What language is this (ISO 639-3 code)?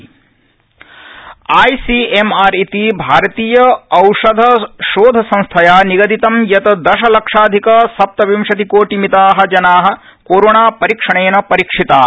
san